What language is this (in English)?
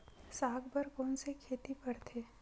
Chhattisgarhi